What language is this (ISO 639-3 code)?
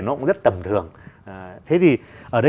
vie